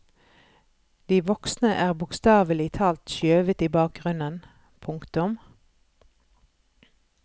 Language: Norwegian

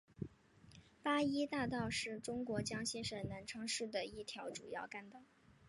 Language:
Chinese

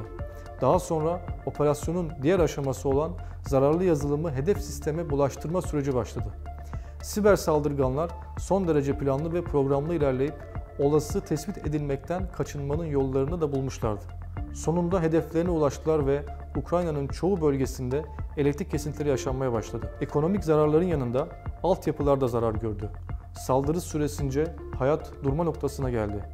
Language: Turkish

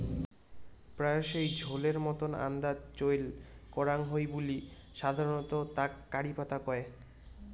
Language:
Bangla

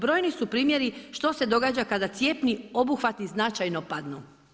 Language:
Croatian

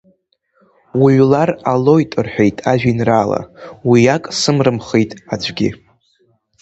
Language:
Abkhazian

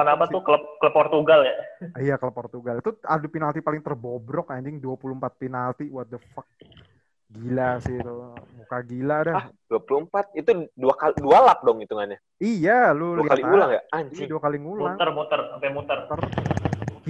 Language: Indonesian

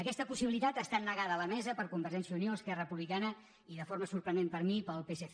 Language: Catalan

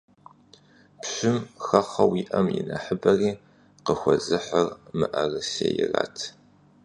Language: Kabardian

